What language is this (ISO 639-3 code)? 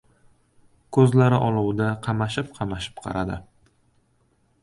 uzb